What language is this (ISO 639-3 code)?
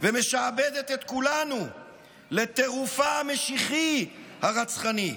heb